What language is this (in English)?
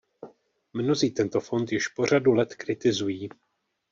Czech